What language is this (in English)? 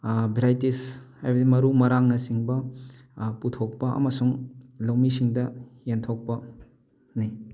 Manipuri